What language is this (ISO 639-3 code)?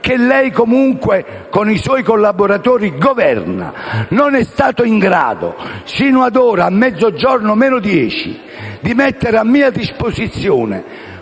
ita